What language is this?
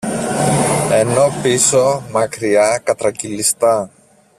Greek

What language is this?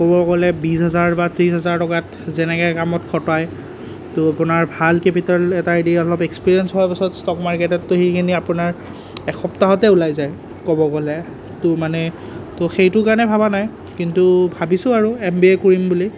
Assamese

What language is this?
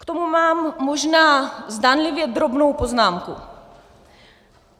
Czech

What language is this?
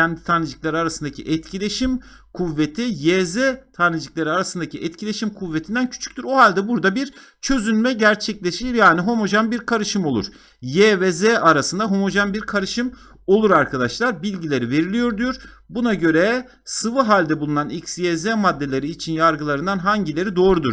Turkish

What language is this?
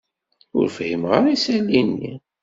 Kabyle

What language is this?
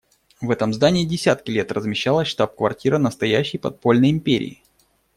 Russian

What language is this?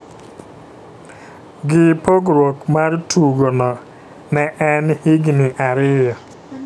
Luo (Kenya and Tanzania)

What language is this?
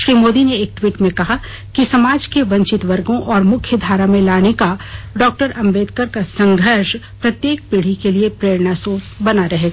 Hindi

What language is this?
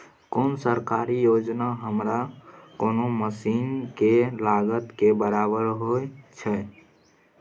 Maithili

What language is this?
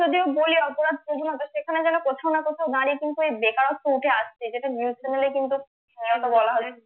Bangla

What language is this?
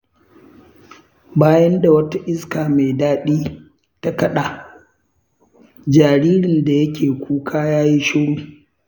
Hausa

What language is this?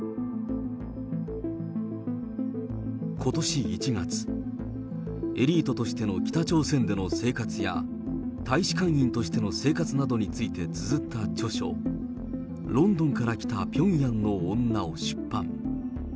Japanese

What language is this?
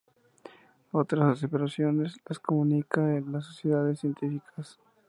Spanish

